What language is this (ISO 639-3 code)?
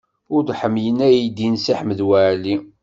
kab